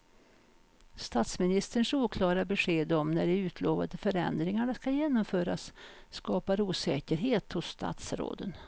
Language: Swedish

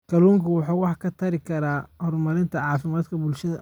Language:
Somali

